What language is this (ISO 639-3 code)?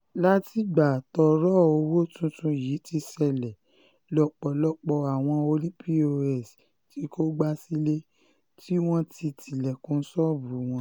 yor